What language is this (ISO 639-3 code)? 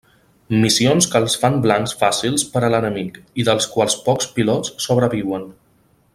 cat